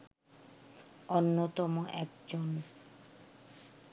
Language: Bangla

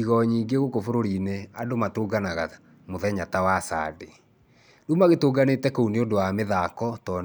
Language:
Kikuyu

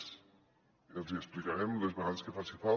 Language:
Catalan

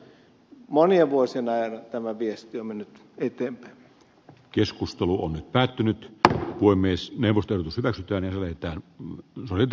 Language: Finnish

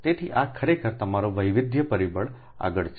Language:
Gujarati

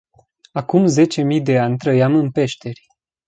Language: Romanian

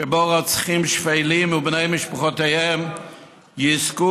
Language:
Hebrew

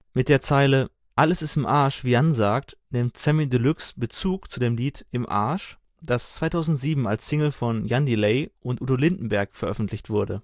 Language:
German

